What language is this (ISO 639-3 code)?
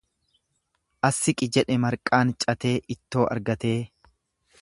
orm